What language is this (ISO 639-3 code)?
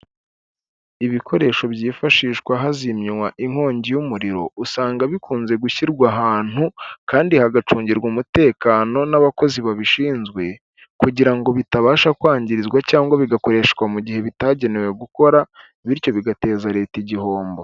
kin